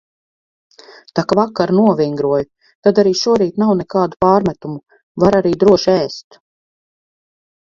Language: Latvian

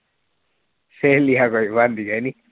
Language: Punjabi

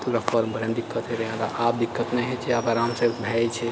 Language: Maithili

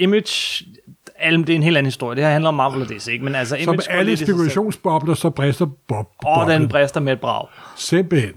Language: Danish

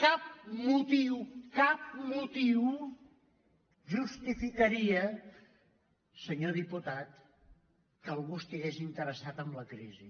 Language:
Catalan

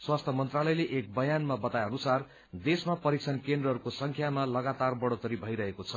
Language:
Nepali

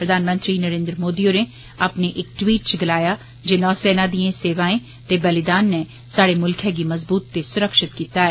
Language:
Dogri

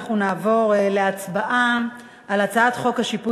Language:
Hebrew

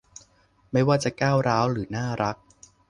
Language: Thai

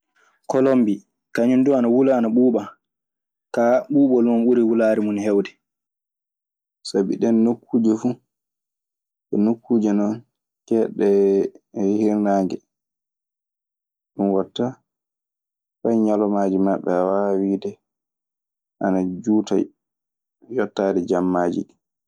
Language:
Maasina Fulfulde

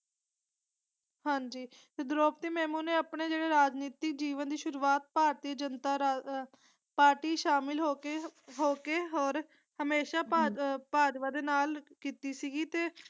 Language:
Punjabi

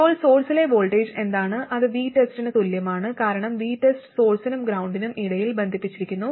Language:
Malayalam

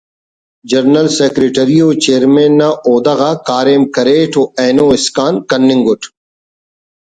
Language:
Brahui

